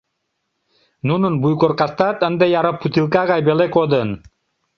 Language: Mari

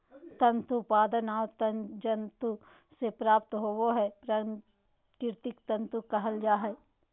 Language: Magahi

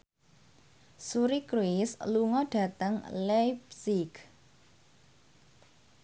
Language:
Javanese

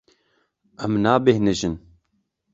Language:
Kurdish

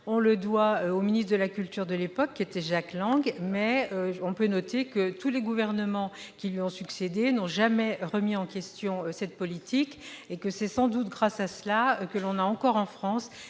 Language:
French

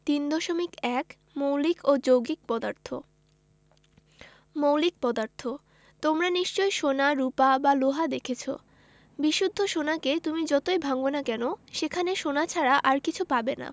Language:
Bangla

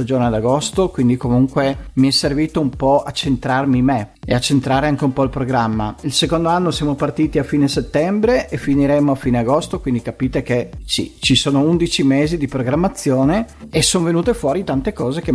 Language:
Italian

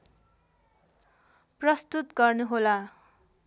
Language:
Nepali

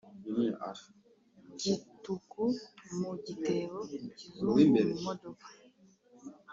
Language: Kinyarwanda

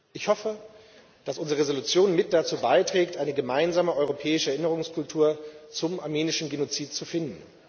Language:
German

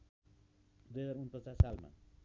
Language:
Nepali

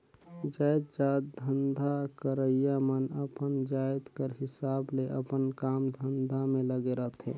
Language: Chhattisgarhi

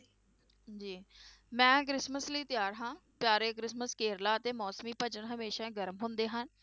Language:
Punjabi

